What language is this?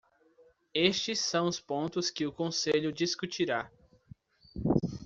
Portuguese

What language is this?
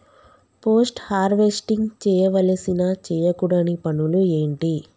Telugu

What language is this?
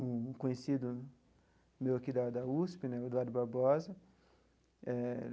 Portuguese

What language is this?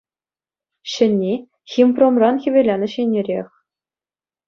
Chuvash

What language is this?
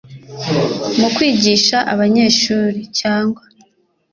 Kinyarwanda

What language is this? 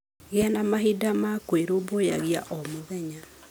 Kikuyu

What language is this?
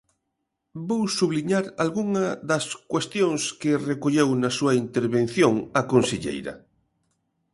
Galician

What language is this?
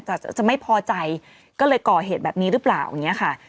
Thai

